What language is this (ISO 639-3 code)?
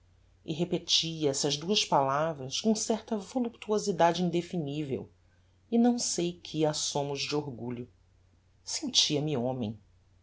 por